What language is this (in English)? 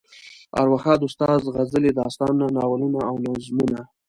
Pashto